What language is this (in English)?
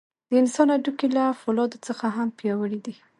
Pashto